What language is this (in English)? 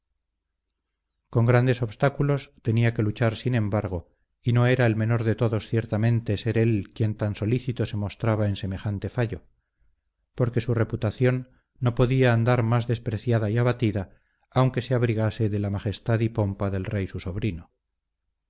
Spanish